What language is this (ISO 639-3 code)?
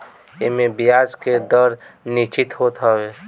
bho